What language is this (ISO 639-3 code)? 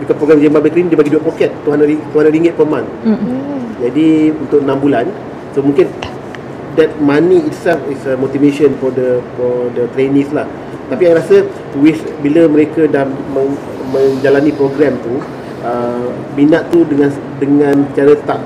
msa